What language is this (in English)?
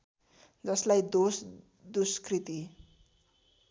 Nepali